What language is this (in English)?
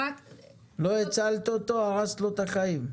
Hebrew